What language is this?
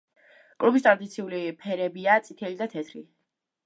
Georgian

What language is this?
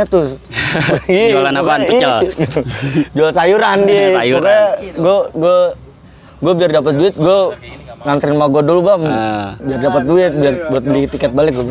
Indonesian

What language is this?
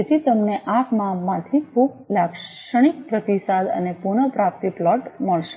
Gujarati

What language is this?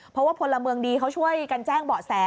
Thai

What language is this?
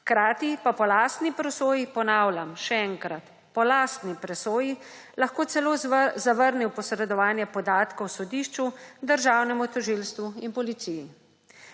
Slovenian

